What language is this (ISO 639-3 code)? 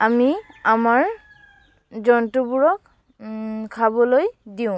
asm